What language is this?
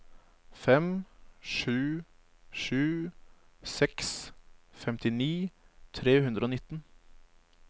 Norwegian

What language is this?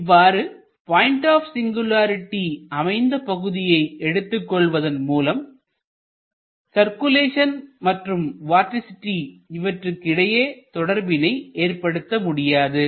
Tamil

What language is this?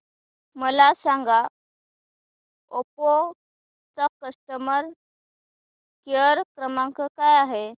Marathi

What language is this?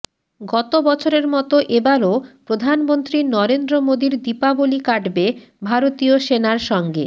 Bangla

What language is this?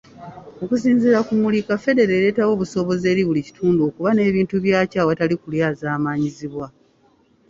Ganda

